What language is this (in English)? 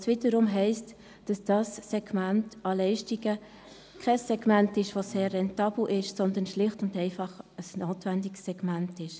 Swiss German